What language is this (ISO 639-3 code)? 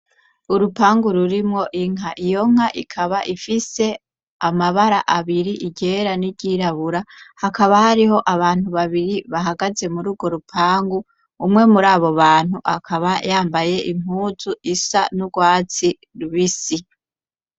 run